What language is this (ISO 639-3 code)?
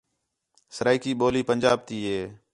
xhe